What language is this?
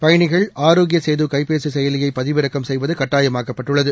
Tamil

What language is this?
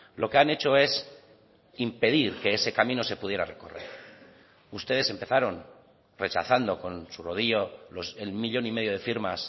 Spanish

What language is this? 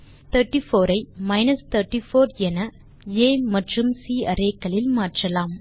Tamil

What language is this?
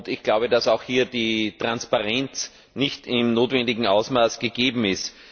German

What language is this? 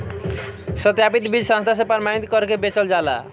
Bhojpuri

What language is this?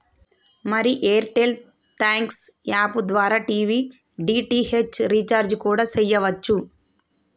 Telugu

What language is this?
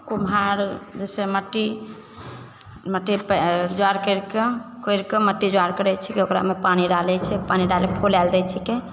Maithili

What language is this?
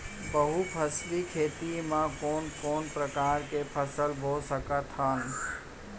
Chhattisgarhi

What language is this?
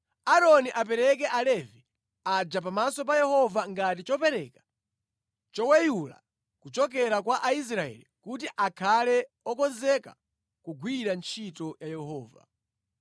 Nyanja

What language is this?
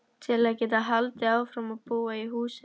Icelandic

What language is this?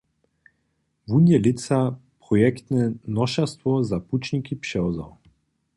Upper Sorbian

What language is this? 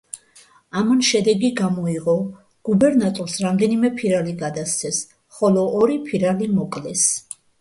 Georgian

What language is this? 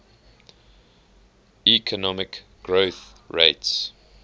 English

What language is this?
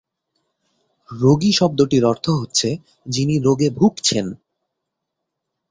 Bangla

